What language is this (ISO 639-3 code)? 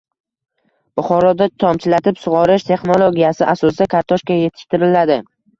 uzb